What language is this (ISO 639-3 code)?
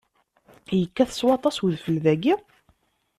kab